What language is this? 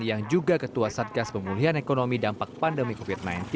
Indonesian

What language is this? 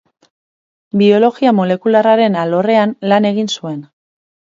Basque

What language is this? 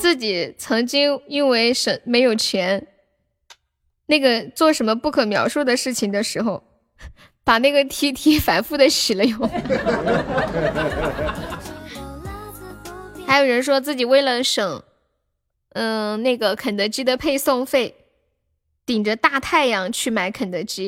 Chinese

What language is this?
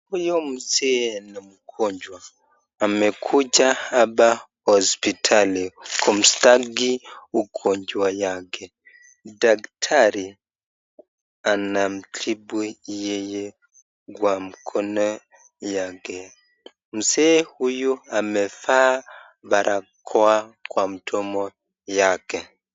Swahili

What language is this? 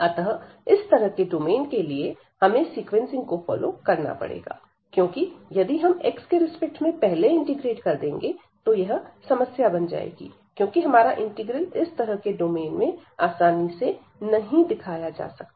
Hindi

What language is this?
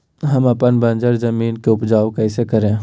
Magahi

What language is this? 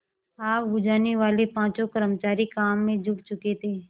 Hindi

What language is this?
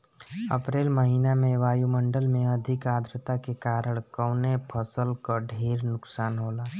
Bhojpuri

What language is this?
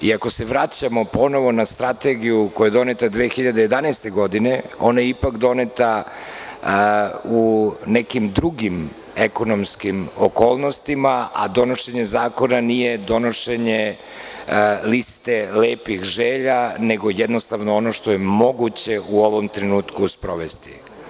Serbian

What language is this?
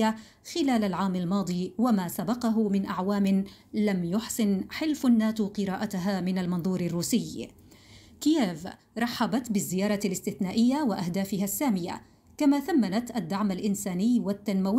Arabic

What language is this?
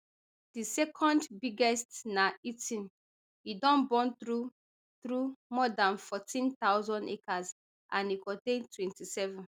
Nigerian Pidgin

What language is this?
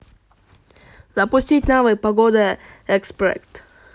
Russian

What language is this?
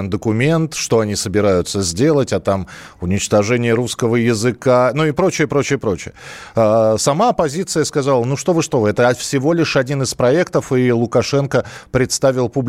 Russian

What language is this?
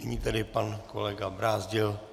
Czech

